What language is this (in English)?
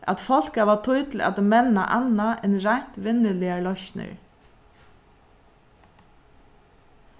Faroese